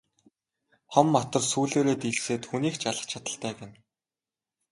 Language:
Mongolian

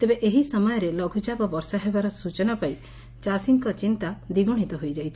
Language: Odia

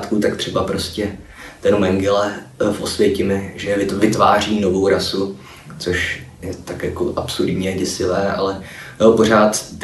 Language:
Czech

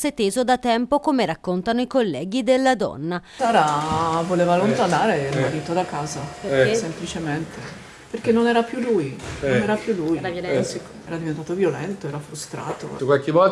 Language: Italian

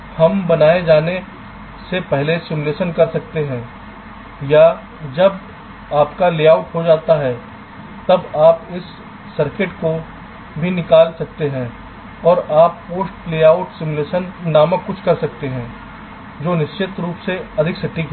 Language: Hindi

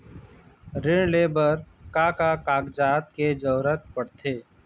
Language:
Chhattisgarhi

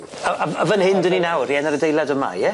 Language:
Welsh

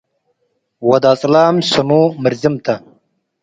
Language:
Tigre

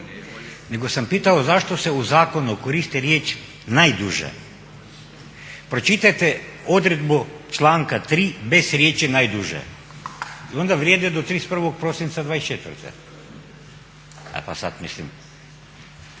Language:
Croatian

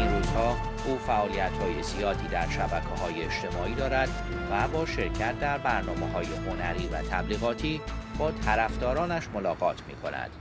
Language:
Persian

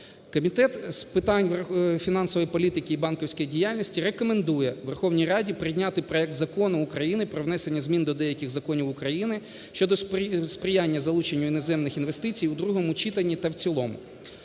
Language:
Ukrainian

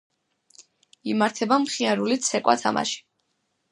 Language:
Georgian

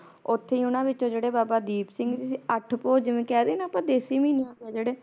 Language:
Punjabi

